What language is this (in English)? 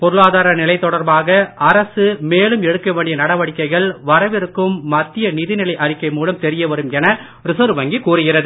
Tamil